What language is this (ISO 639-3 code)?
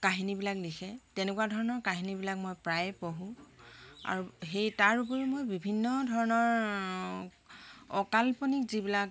asm